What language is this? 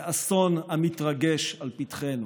Hebrew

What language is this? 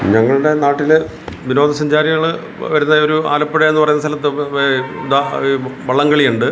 Malayalam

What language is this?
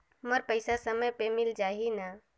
Chhattisgarhi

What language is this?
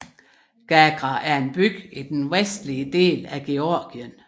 Danish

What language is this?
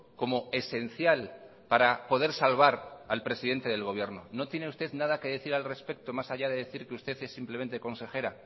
Spanish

